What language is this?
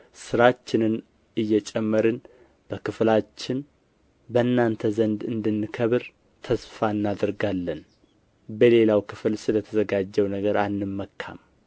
Amharic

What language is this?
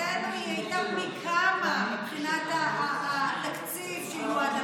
Hebrew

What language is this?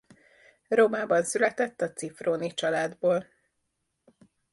Hungarian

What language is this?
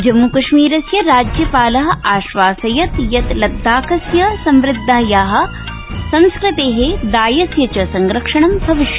Sanskrit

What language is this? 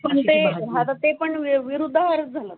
Marathi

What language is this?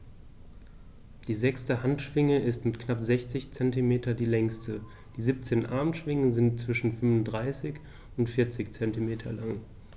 German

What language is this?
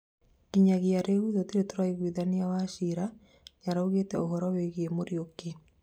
Kikuyu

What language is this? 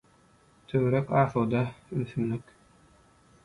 Turkmen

